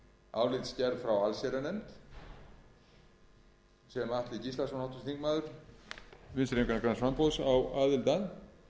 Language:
Icelandic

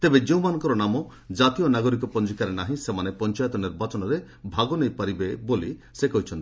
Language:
Odia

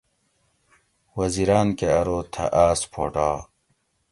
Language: Gawri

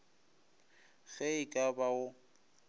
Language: Northern Sotho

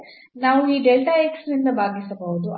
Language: Kannada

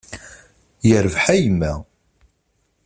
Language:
Kabyle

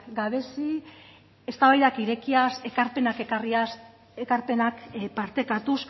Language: Basque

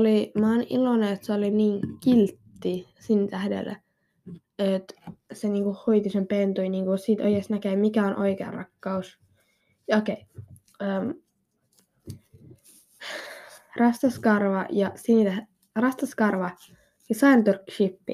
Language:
Finnish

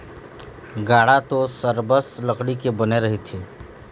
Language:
Chhattisgarhi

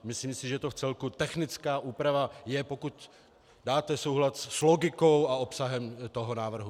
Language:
Czech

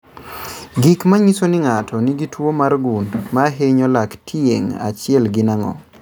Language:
Luo (Kenya and Tanzania)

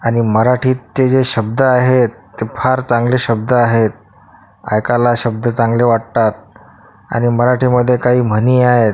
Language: Marathi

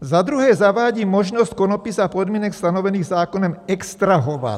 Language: Czech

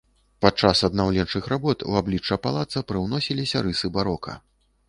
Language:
Belarusian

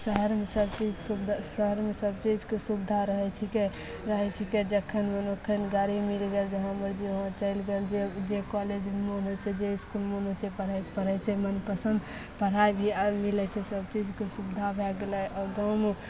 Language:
Maithili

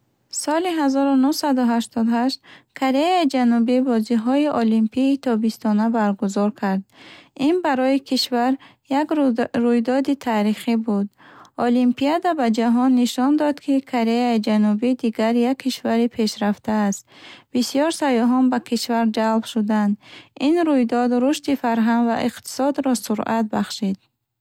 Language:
Bukharic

